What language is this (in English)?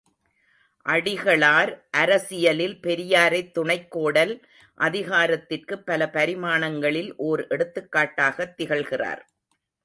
Tamil